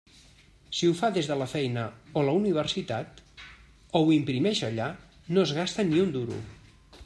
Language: Catalan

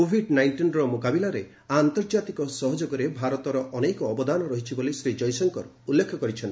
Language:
Odia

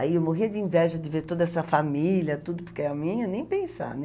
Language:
Portuguese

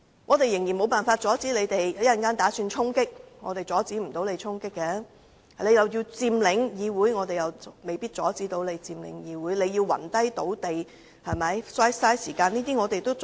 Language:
Cantonese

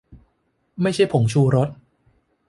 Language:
Thai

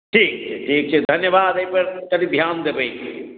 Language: Maithili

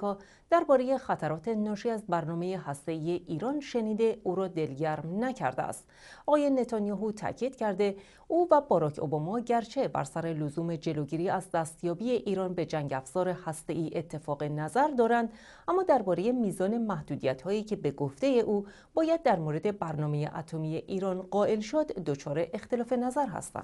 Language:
Persian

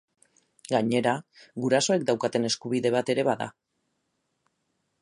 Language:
Basque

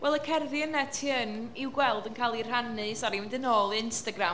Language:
Welsh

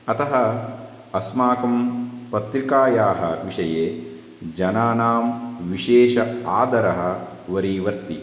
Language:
Sanskrit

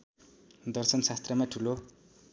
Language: Nepali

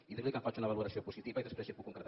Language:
Catalan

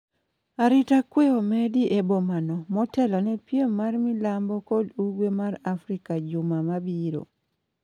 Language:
Luo (Kenya and Tanzania)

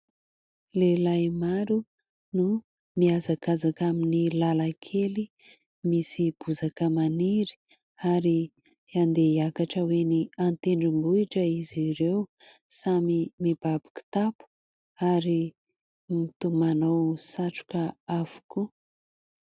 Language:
Malagasy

